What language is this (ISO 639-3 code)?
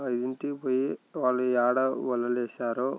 tel